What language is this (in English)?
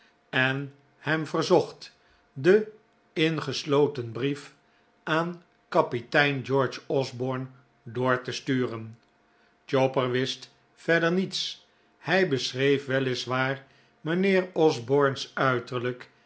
Dutch